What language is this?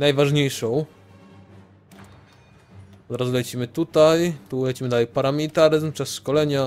Polish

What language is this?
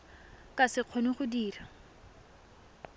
Tswana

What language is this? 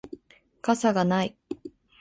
Japanese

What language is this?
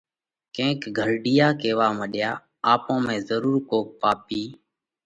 Parkari Koli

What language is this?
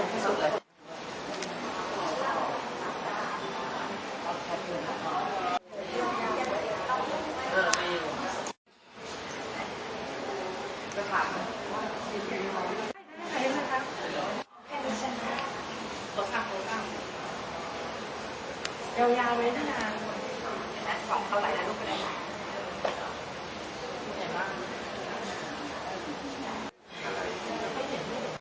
Thai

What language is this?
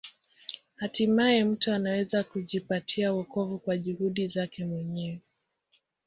Swahili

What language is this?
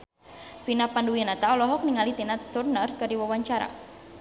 Sundanese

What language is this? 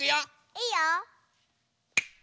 Japanese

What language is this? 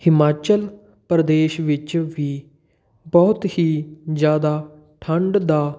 Punjabi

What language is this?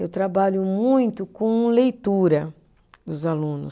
Portuguese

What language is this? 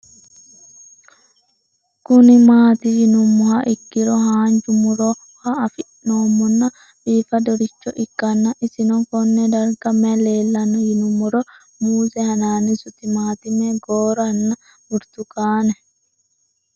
Sidamo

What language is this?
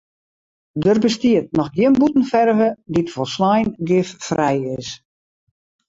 Western Frisian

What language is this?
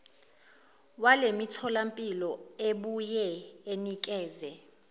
Zulu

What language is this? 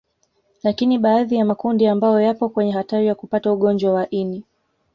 Swahili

